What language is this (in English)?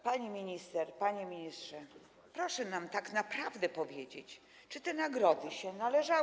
Polish